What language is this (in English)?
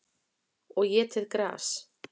Icelandic